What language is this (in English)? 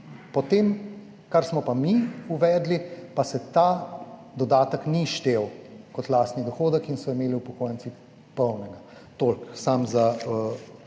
Slovenian